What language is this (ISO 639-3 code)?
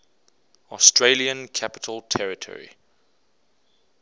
eng